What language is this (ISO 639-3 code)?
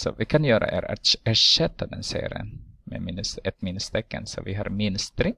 swe